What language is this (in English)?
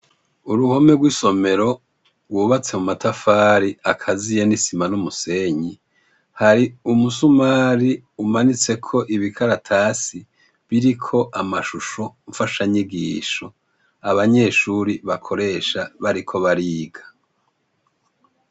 Rundi